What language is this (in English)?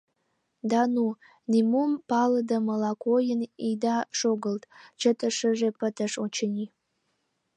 Mari